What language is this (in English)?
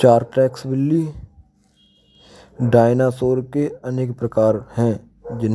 Braj